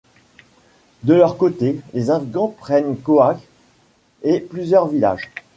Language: French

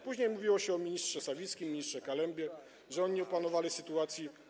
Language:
Polish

